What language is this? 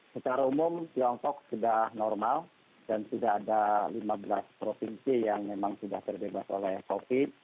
Indonesian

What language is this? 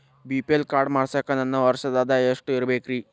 Kannada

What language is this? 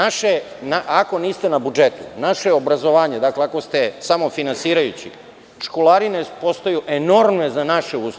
Serbian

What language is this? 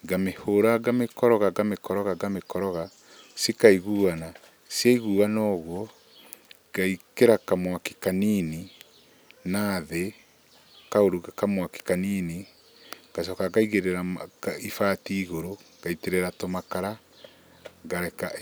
Kikuyu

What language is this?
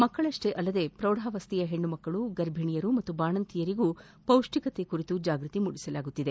Kannada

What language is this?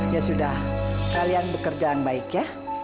Indonesian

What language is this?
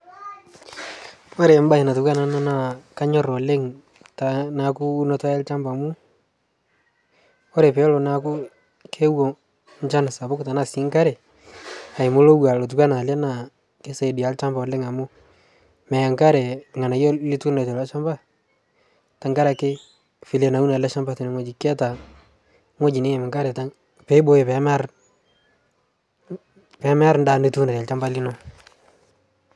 Masai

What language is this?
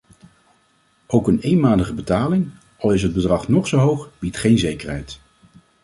Dutch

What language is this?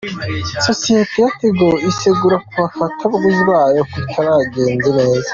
Kinyarwanda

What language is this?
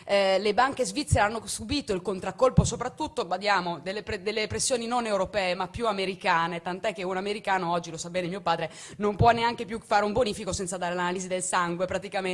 Italian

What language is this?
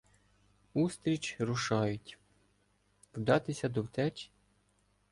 Ukrainian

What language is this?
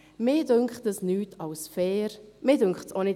Swiss German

